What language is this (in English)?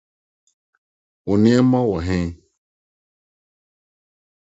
Akan